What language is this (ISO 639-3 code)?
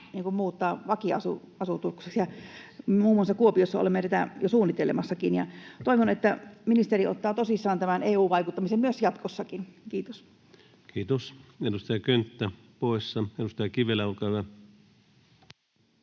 fin